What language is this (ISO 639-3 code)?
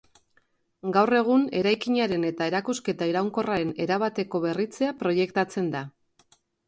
eus